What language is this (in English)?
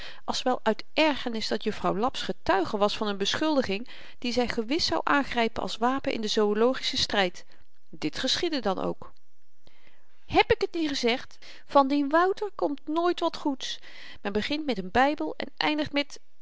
Dutch